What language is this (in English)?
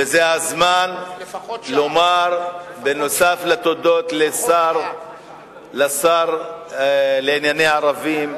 Hebrew